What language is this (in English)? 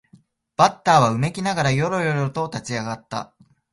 Japanese